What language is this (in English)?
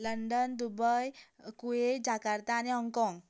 Konkani